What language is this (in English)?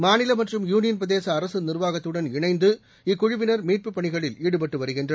Tamil